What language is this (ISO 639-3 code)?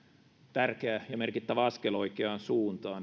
fin